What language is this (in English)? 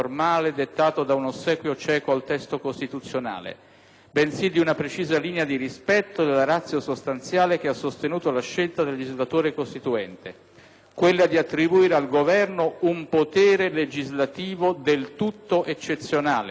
Italian